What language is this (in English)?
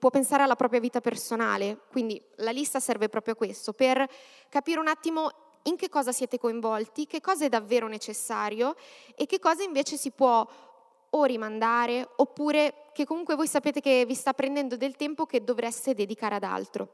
Italian